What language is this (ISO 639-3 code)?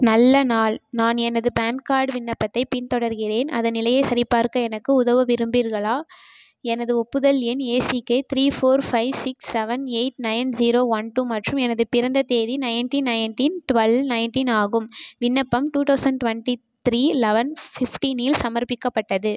tam